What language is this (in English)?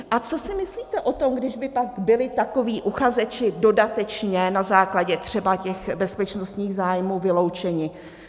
Czech